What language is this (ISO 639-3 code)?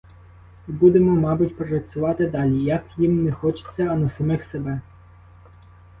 ukr